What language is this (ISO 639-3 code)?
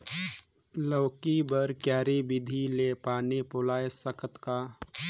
hne